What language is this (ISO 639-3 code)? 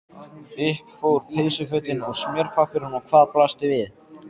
isl